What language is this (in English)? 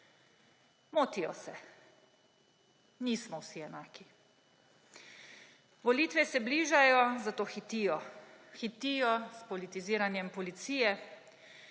Slovenian